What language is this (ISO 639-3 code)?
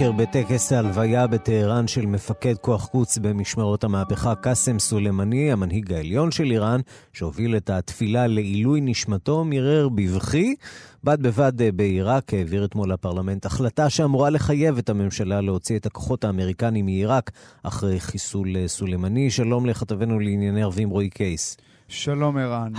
heb